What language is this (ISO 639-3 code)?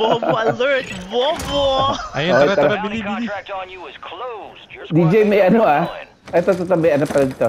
fil